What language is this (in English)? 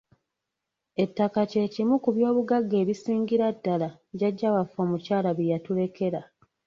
Ganda